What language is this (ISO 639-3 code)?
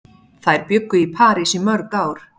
isl